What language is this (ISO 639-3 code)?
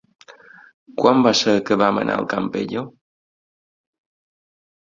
cat